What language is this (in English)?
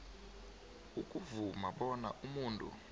South Ndebele